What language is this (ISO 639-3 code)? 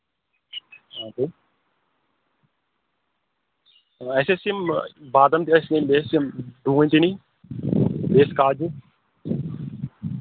kas